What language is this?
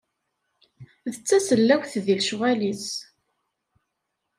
Kabyle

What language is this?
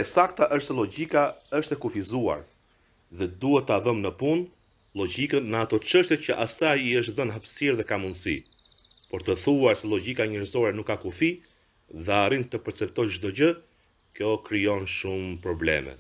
Romanian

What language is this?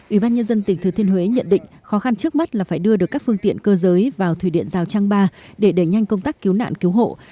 Vietnamese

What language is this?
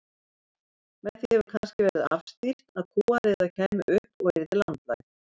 Icelandic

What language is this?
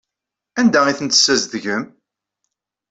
Kabyle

